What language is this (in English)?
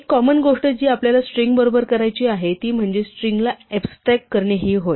Marathi